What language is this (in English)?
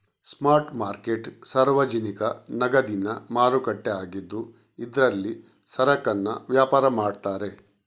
Kannada